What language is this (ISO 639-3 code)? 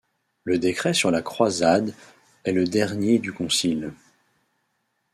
fra